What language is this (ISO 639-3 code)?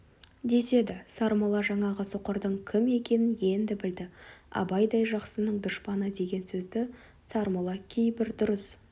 kaz